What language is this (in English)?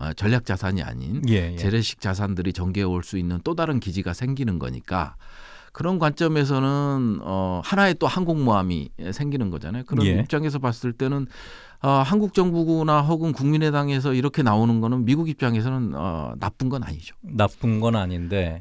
Korean